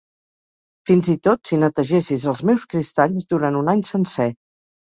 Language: Catalan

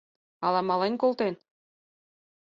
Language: Mari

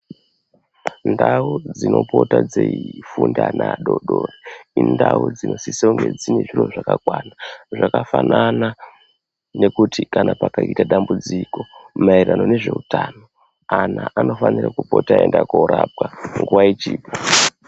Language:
Ndau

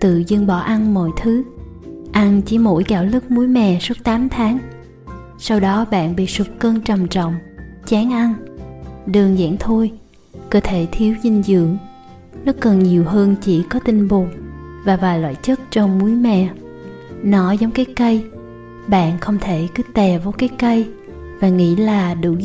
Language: Vietnamese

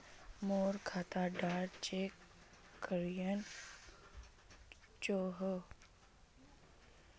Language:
Magahi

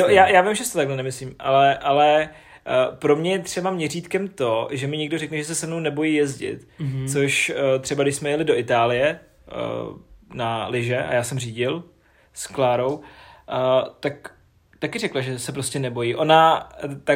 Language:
Czech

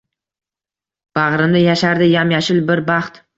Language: Uzbek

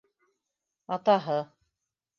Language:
Bashkir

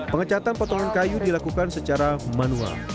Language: Indonesian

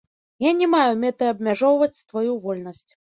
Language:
Belarusian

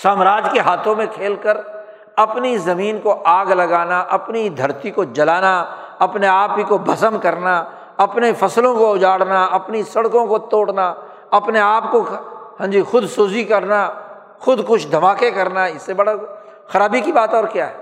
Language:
Urdu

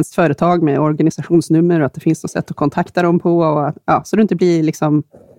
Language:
Swedish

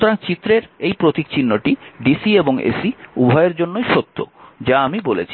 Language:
Bangla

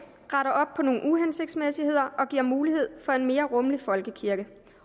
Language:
Danish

